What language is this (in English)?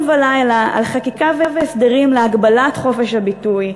Hebrew